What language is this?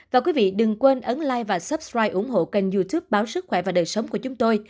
Vietnamese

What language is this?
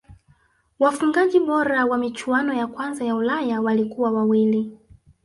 Swahili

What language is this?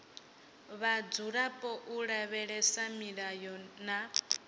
Venda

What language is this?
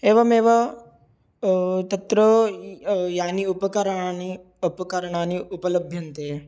Sanskrit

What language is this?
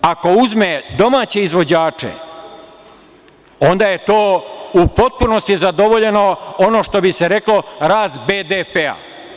Serbian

